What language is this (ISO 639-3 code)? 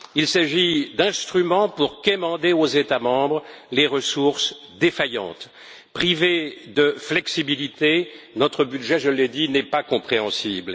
fra